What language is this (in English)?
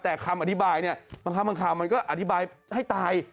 Thai